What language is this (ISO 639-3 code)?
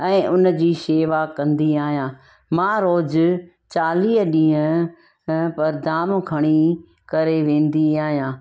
snd